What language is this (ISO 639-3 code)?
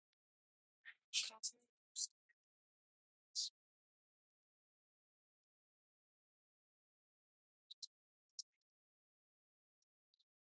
lav